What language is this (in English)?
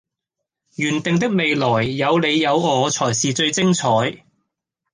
Cantonese